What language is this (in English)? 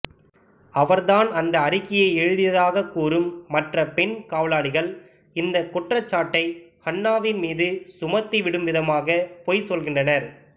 Tamil